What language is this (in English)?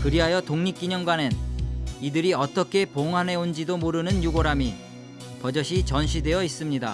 Korean